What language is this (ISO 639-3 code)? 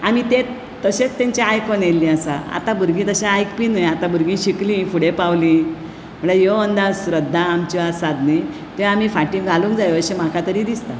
kok